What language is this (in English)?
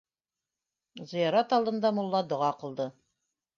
Bashkir